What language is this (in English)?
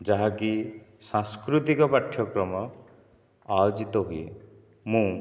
Odia